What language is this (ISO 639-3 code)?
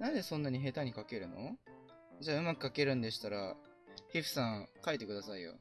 jpn